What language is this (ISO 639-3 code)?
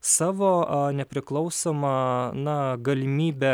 lit